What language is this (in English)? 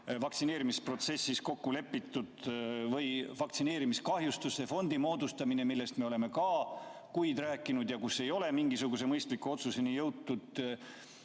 Estonian